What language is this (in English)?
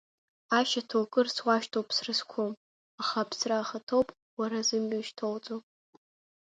Abkhazian